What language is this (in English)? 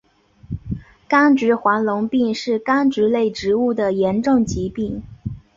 Chinese